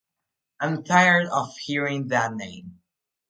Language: English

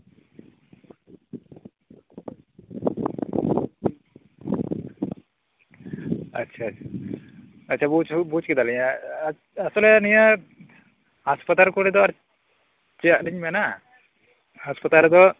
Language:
Santali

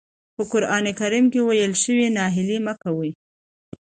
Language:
Pashto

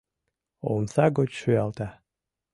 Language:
Mari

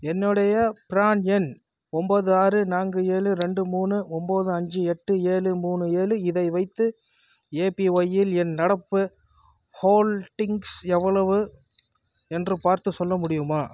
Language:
Tamil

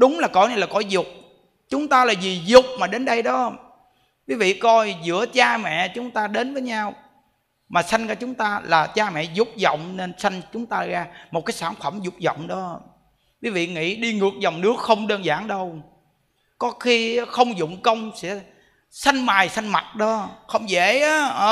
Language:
Vietnamese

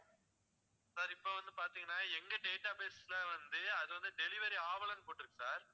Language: Tamil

